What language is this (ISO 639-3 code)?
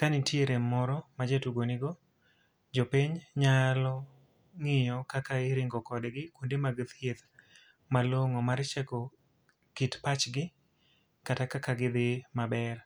luo